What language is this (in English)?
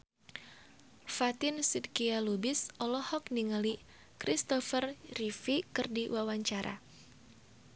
Sundanese